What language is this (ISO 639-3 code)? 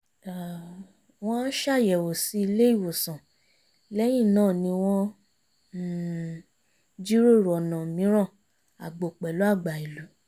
yor